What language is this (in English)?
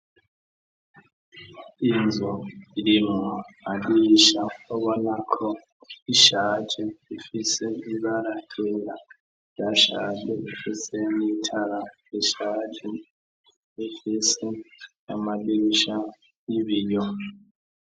Rundi